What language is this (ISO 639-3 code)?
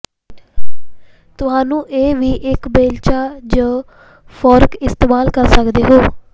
pan